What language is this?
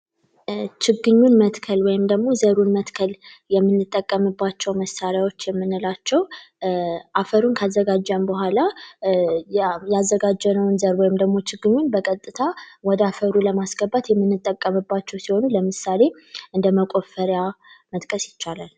Amharic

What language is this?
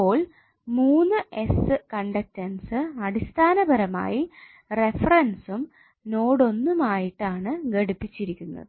Malayalam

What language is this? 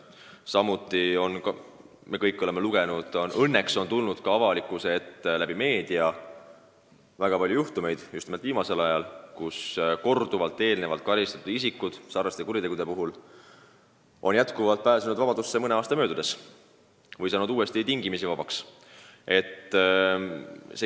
Estonian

